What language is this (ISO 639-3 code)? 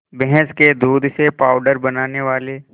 hin